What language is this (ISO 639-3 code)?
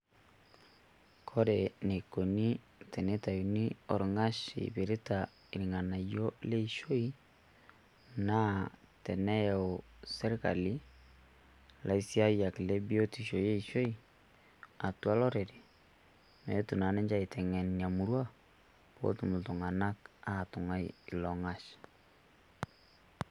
mas